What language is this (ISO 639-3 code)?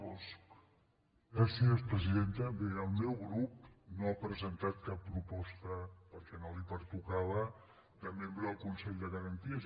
cat